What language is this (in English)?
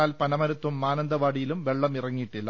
Malayalam